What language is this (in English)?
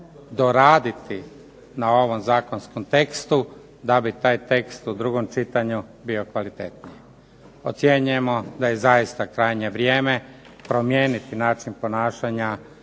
Croatian